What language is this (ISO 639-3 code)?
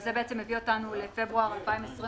heb